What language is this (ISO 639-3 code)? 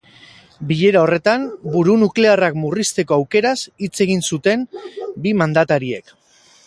eus